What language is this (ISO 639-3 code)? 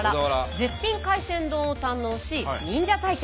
jpn